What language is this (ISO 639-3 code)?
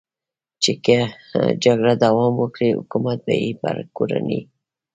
pus